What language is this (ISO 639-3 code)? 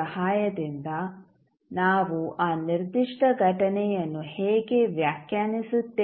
kan